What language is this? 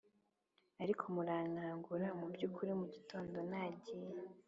Kinyarwanda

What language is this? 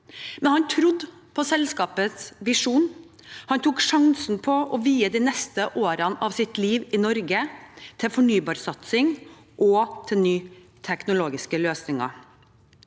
Norwegian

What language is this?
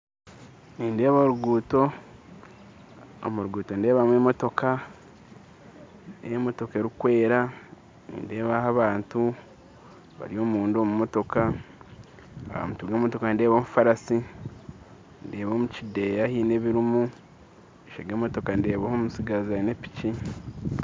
Nyankole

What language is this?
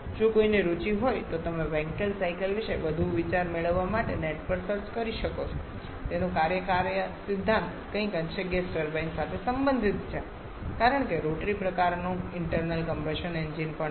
Gujarati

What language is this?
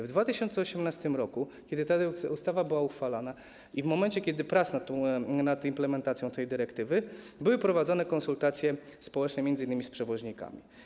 Polish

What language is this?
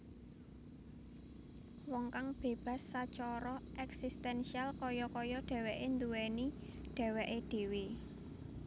Javanese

